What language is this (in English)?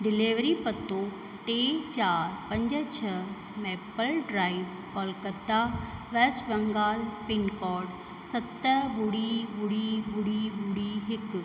Sindhi